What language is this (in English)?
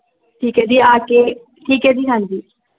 Punjabi